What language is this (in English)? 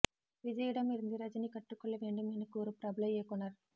Tamil